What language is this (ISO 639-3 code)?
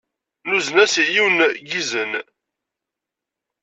kab